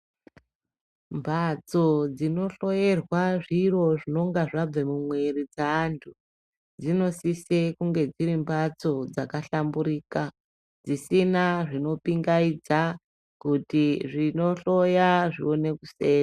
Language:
Ndau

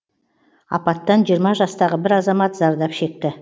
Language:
Kazakh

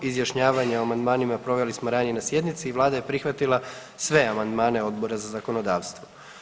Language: Croatian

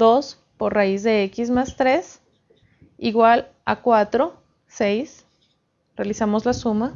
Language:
Spanish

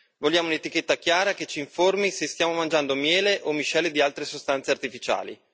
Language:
Italian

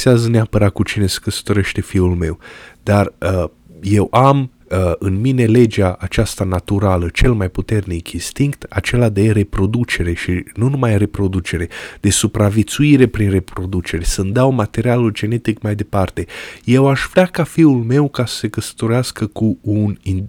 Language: Romanian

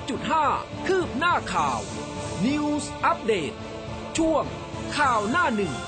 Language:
Thai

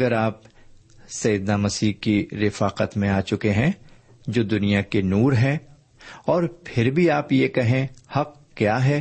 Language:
Urdu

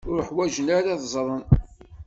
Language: Kabyle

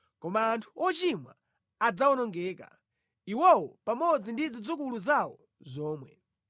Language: Nyanja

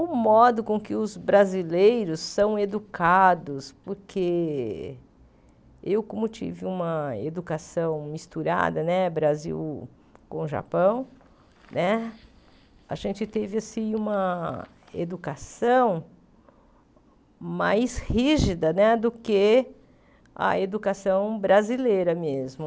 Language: Portuguese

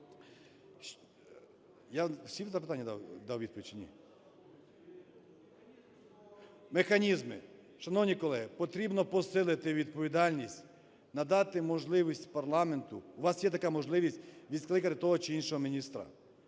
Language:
Ukrainian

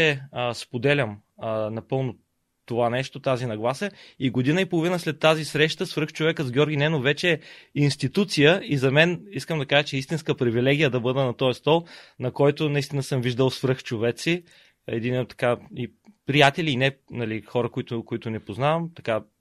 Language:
Bulgarian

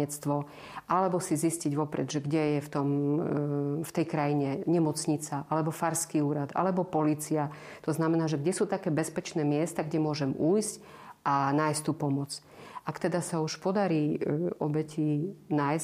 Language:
Slovak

